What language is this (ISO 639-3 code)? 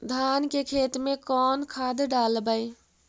mag